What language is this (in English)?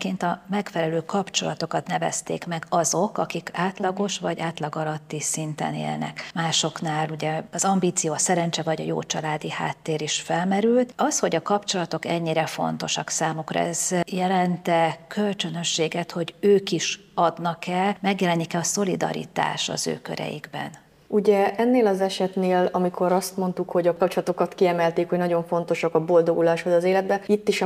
Hungarian